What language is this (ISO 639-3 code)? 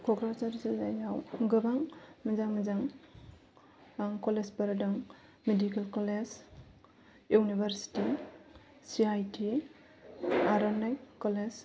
brx